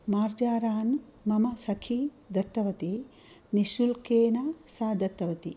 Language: Sanskrit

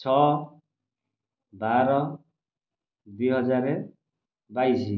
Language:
Odia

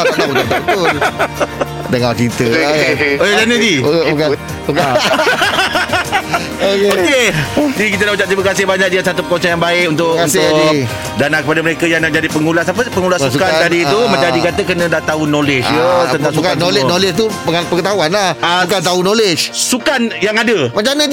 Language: Malay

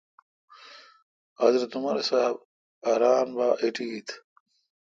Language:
Kalkoti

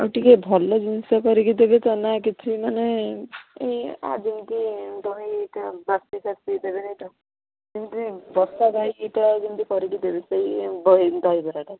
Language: Odia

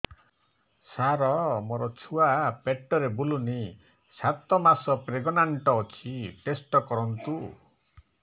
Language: Odia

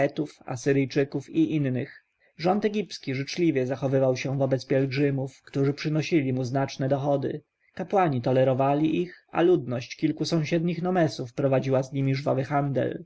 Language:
Polish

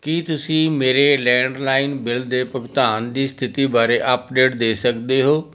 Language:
Punjabi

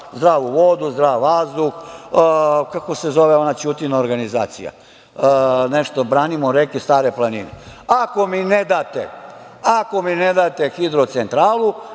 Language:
Serbian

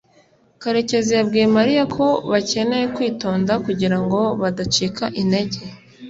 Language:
Kinyarwanda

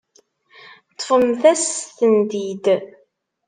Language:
Kabyle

